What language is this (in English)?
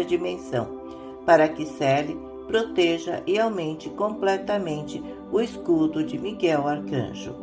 Portuguese